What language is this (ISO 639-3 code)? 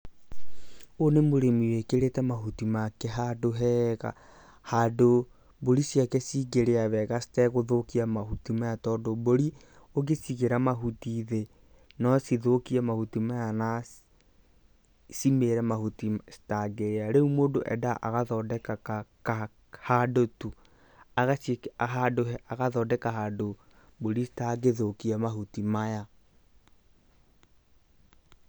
kik